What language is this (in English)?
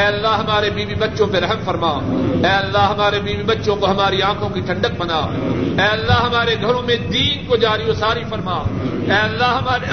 Urdu